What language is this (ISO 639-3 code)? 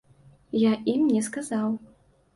bel